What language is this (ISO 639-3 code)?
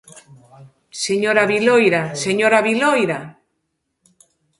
glg